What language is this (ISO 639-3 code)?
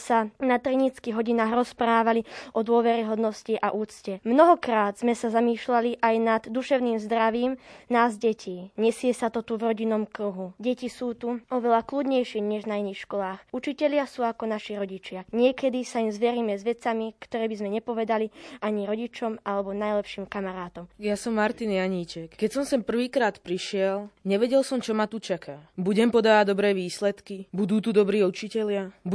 slk